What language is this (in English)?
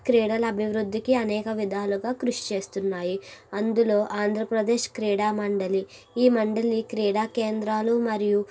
Telugu